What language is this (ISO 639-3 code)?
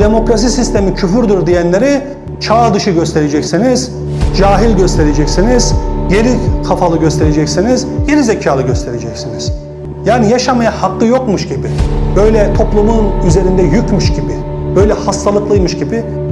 tur